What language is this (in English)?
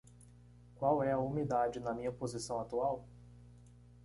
Portuguese